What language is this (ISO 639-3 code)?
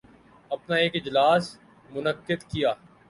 urd